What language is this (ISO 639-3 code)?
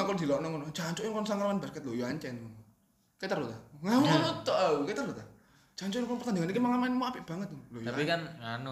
ind